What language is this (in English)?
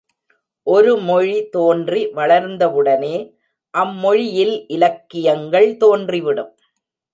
Tamil